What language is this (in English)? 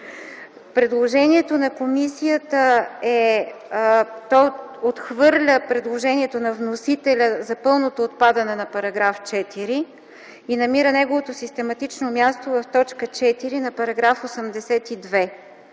Bulgarian